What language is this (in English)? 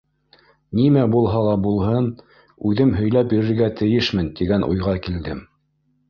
Bashkir